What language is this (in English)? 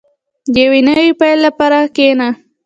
Pashto